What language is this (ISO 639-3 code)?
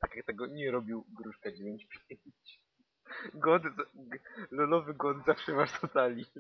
pol